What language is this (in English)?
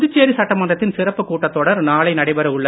Tamil